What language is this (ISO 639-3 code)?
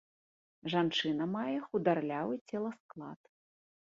bel